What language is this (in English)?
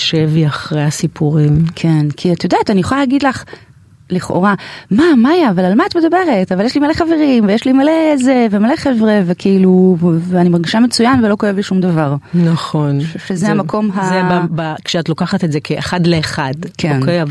Hebrew